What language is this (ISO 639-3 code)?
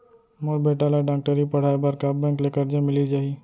hne